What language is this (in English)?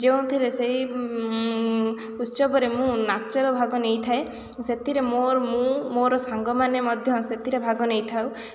Odia